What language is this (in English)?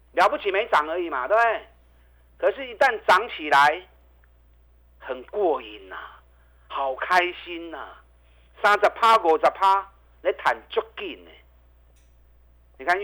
Chinese